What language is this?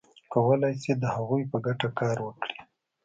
Pashto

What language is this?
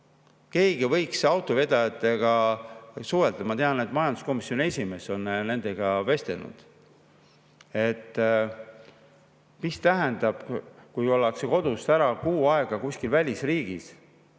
Estonian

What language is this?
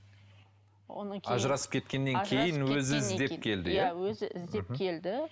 Kazakh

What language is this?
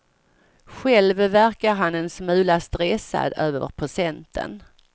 Swedish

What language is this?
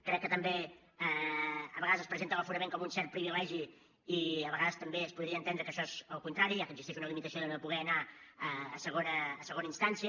Catalan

